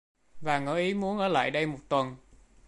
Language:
Vietnamese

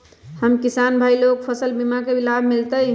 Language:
Magahi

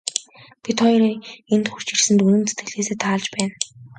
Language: Mongolian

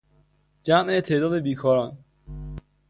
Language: Persian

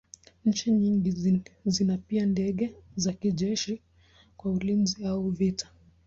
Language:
Swahili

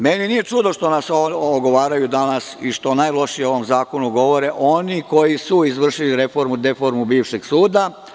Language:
Serbian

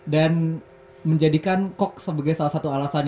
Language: Indonesian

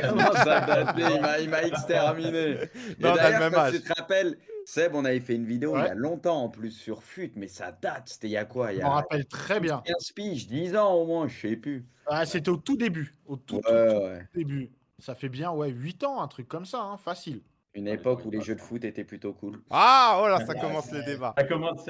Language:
French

